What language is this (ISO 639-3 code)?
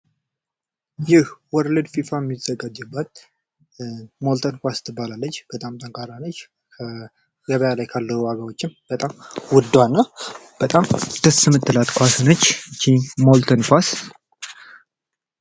amh